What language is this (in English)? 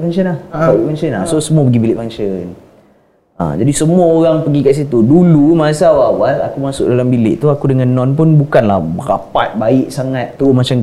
Malay